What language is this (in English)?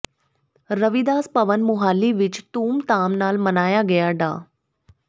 Punjabi